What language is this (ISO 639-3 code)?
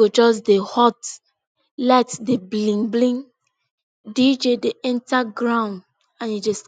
pcm